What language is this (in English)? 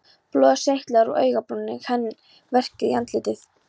Icelandic